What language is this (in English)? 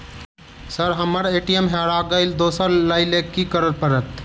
Maithili